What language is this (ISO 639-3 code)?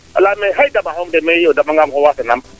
srr